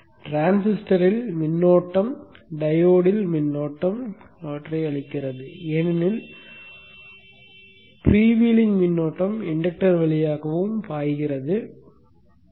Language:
Tamil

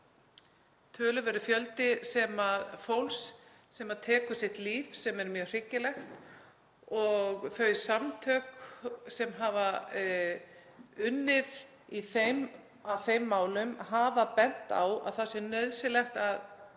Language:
Icelandic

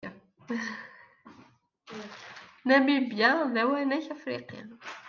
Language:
Kabyle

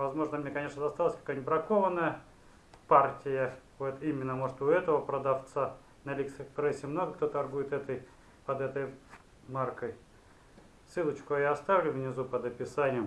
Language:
Russian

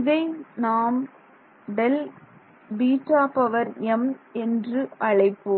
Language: Tamil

